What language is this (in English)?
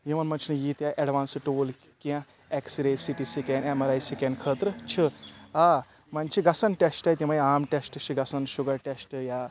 Kashmiri